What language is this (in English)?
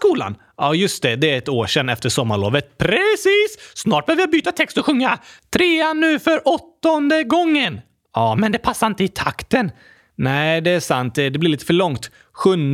Swedish